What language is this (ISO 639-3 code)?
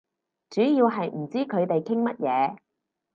yue